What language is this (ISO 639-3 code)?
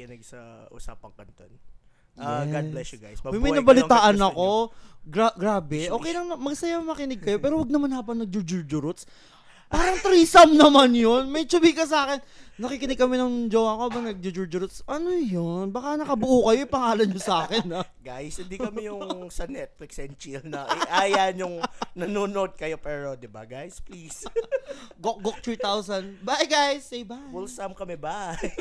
fil